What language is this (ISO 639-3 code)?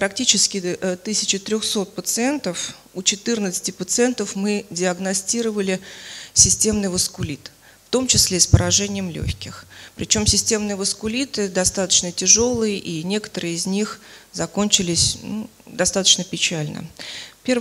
rus